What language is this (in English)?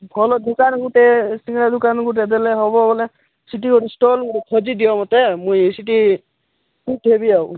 Odia